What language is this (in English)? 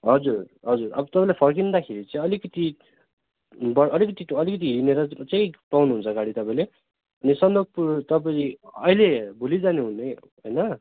Nepali